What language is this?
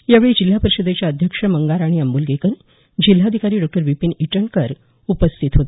Marathi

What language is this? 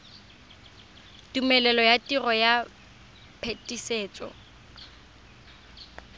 Tswana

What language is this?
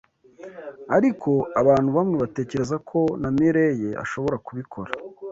Kinyarwanda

